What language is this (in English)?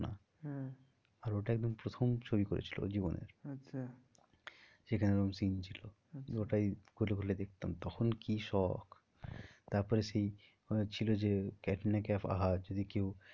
Bangla